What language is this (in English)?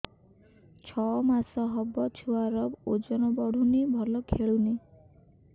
Odia